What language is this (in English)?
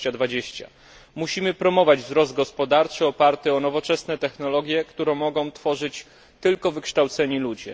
Polish